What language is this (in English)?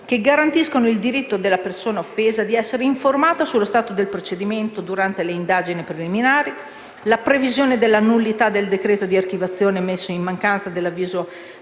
Italian